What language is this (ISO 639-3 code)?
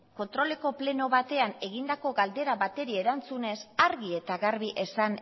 eus